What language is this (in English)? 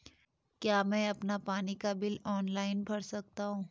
Hindi